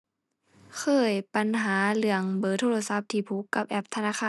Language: Thai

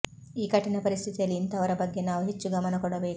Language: Kannada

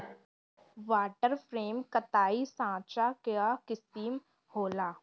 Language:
Bhojpuri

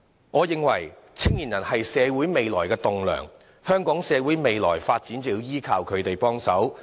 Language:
Cantonese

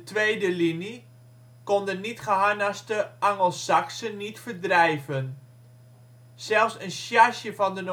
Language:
Dutch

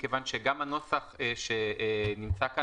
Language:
Hebrew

